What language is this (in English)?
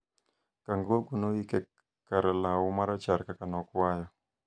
Luo (Kenya and Tanzania)